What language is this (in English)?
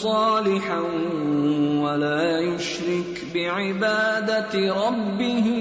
Urdu